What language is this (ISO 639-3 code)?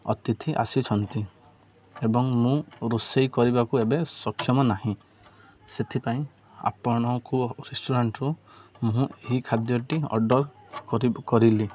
ori